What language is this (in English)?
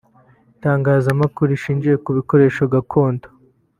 Kinyarwanda